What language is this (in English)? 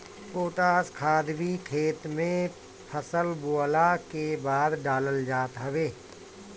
Bhojpuri